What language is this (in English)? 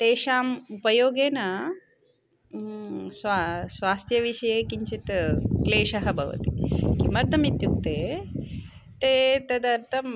Sanskrit